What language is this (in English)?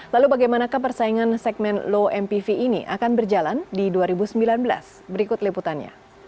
Indonesian